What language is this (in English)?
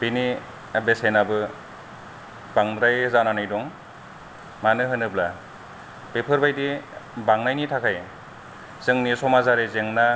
Bodo